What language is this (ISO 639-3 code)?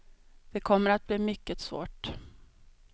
swe